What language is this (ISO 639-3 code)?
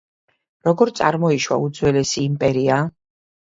kat